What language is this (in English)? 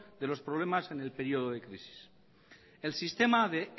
Spanish